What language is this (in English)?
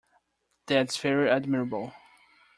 English